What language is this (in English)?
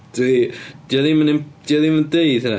Welsh